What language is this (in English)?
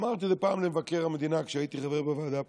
Hebrew